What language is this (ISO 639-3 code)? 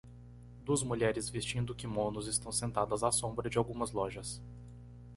por